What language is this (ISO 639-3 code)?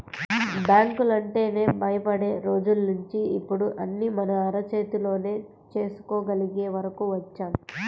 tel